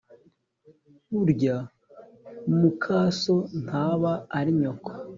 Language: Kinyarwanda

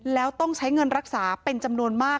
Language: Thai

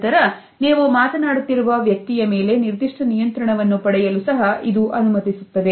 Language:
Kannada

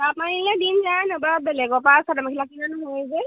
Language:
Assamese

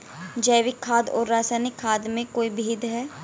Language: Hindi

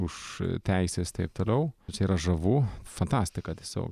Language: Lithuanian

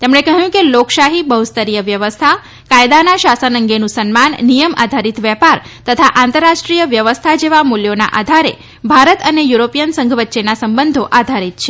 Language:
Gujarati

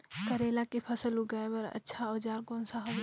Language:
Chhattisgarhi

